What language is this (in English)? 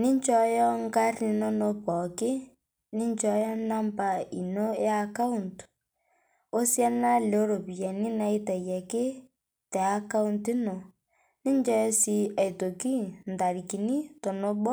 Masai